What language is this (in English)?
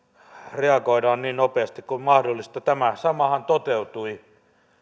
Finnish